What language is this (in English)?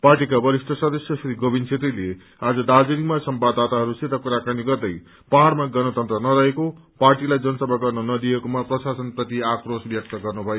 Nepali